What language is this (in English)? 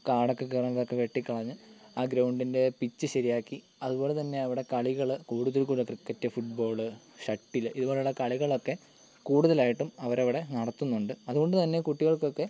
Malayalam